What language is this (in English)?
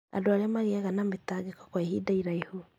Kikuyu